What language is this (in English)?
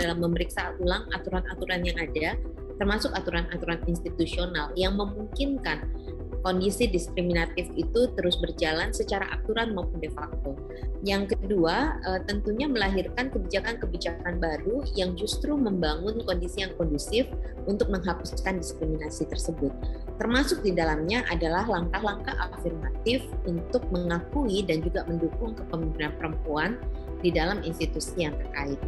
Indonesian